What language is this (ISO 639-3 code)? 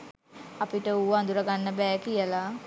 sin